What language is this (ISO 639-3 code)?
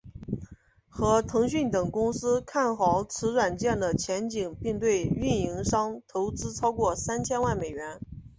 zho